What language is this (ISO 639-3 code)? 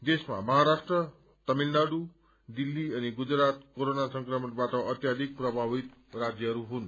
nep